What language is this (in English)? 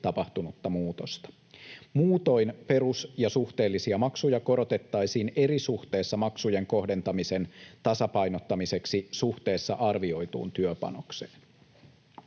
Finnish